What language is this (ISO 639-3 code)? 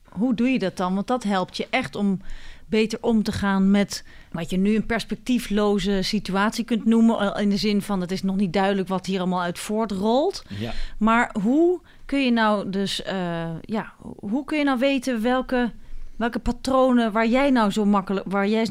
nld